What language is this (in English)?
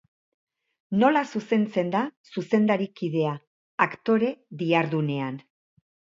Basque